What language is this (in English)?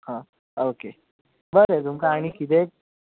Konkani